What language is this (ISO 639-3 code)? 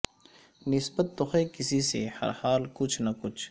urd